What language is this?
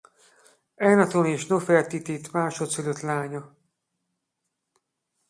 Hungarian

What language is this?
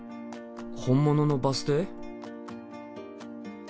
Japanese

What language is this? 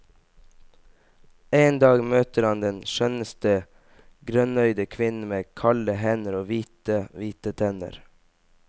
Norwegian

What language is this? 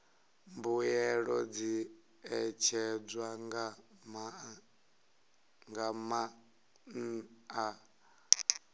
Venda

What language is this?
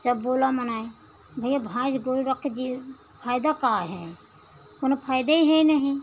Hindi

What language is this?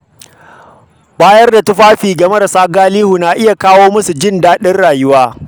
Hausa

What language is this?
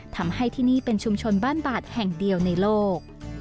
Thai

